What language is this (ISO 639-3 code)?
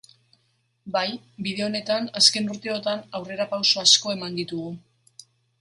eus